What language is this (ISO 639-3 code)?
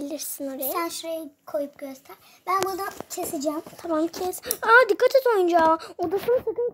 tur